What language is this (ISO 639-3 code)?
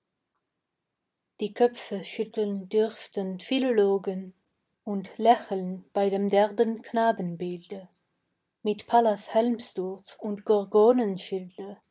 deu